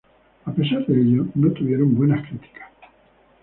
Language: Spanish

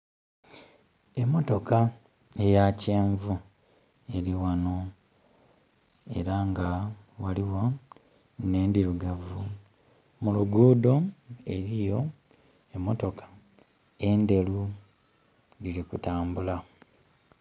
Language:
Soga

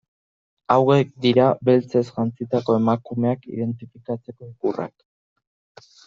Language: Basque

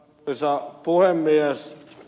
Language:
Finnish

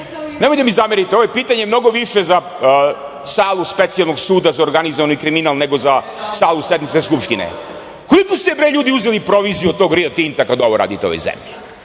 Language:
Serbian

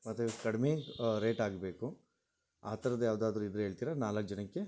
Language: Kannada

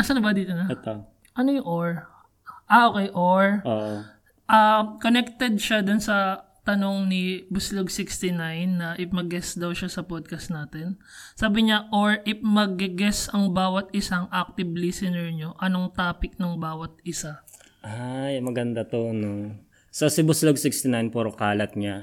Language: Filipino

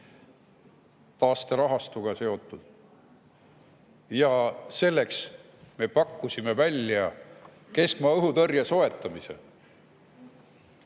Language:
Estonian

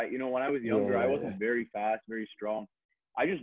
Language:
Indonesian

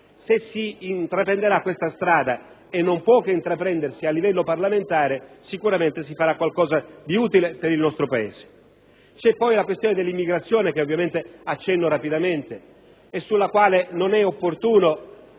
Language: Italian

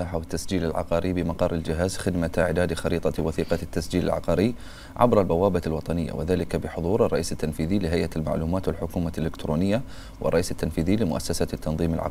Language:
Arabic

